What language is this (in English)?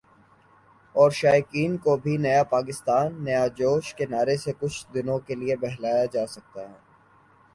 Urdu